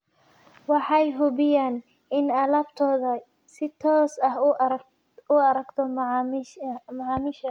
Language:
Somali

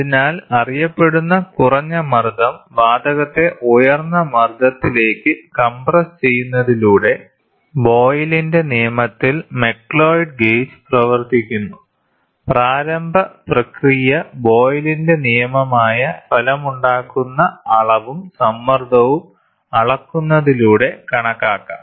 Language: Malayalam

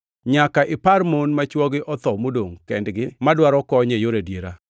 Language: Luo (Kenya and Tanzania)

